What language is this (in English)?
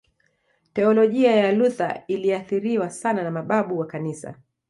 Swahili